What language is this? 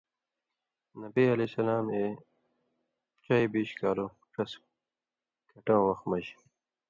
Indus Kohistani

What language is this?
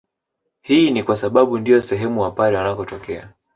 Swahili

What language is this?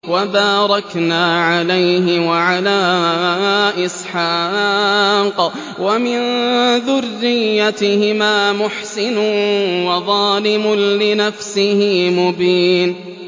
Arabic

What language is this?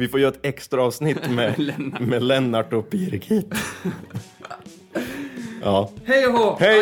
Swedish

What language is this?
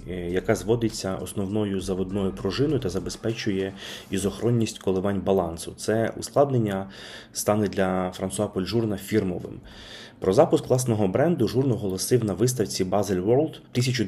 Ukrainian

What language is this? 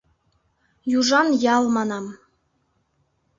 Mari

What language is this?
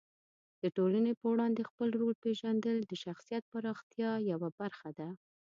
Pashto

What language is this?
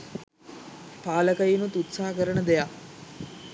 Sinhala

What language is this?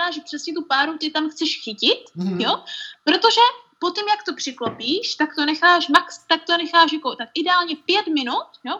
Czech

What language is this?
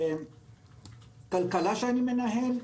Hebrew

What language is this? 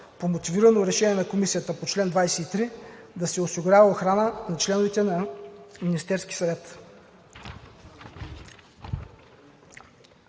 Bulgarian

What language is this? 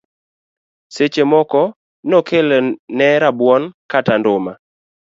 Luo (Kenya and Tanzania)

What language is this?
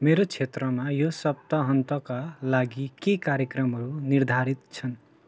Nepali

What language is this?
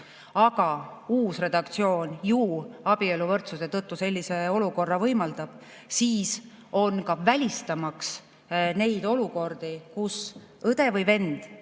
Estonian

